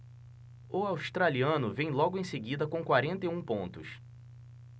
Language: Portuguese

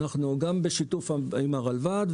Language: Hebrew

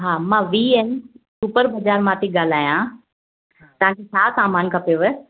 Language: Sindhi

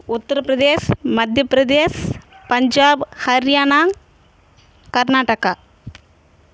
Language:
Telugu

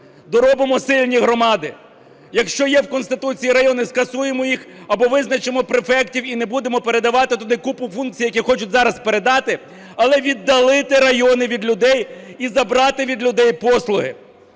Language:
Ukrainian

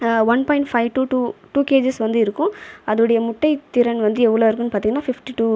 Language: Tamil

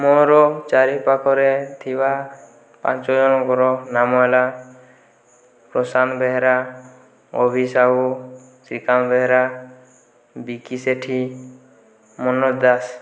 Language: Odia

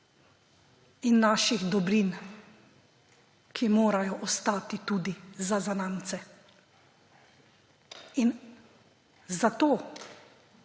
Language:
Slovenian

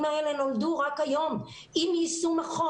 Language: Hebrew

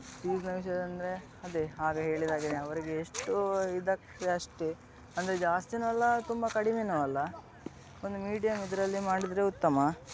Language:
Kannada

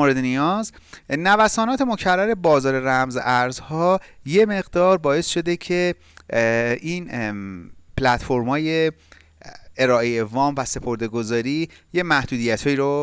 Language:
Persian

